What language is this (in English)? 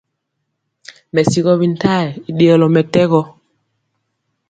Mpiemo